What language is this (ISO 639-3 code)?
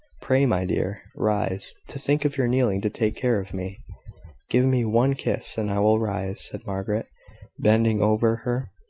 eng